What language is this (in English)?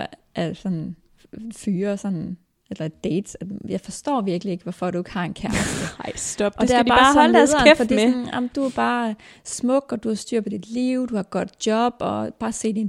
Danish